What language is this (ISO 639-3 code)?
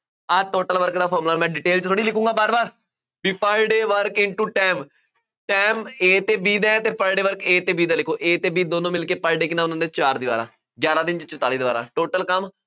pan